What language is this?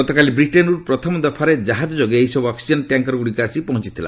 Odia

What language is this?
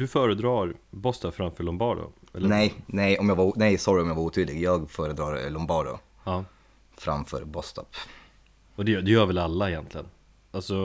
Swedish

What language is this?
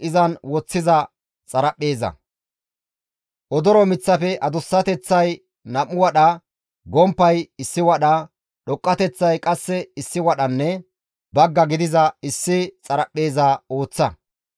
Gamo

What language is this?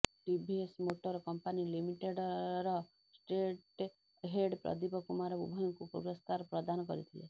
Odia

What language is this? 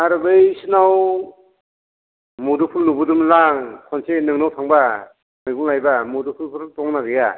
Bodo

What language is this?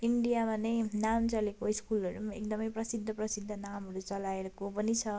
Nepali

